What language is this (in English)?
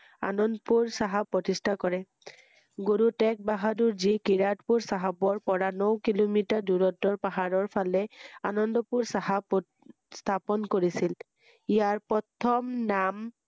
Assamese